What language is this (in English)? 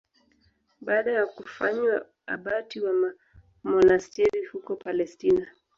Swahili